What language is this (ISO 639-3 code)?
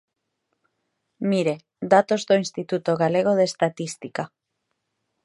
glg